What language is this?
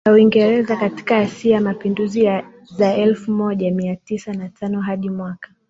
Swahili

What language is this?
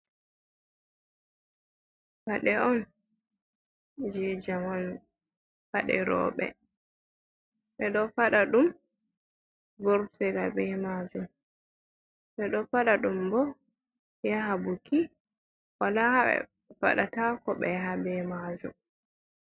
Fula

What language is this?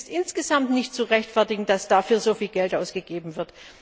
German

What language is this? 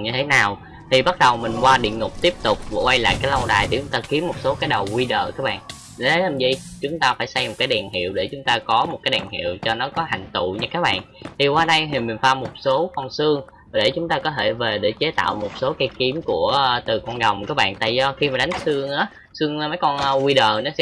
Vietnamese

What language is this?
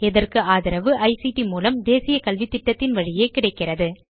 Tamil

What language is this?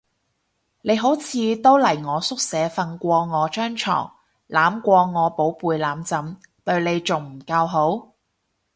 Cantonese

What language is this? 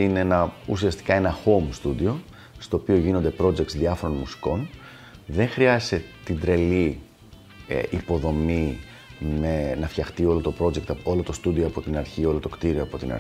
Greek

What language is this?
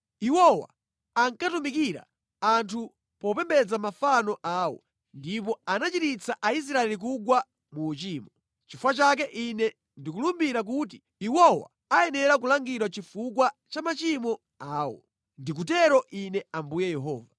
Nyanja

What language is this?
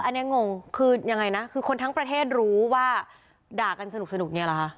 Thai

